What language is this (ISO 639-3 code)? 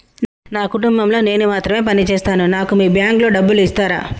tel